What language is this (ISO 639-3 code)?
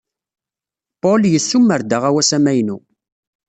kab